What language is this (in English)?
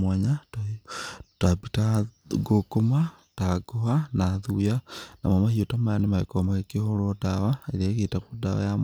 Kikuyu